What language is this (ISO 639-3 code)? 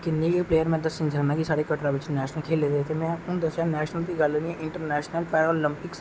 doi